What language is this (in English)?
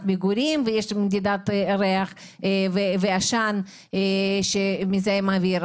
Hebrew